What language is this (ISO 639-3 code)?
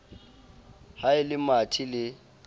sot